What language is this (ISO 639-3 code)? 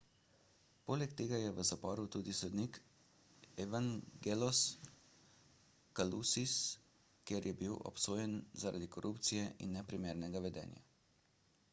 slv